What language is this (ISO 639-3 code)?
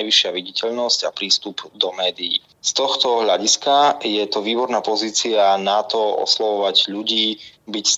slk